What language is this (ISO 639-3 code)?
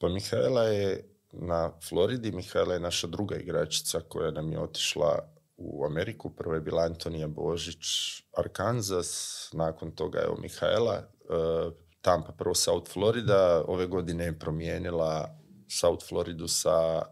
hrv